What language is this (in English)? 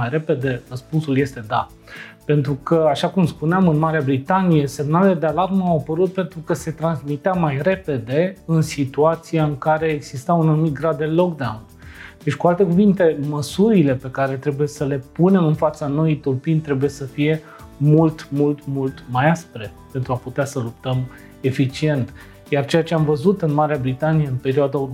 Romanian